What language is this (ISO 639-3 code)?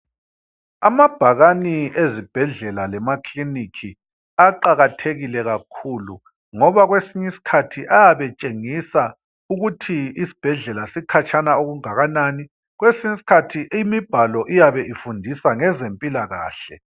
nde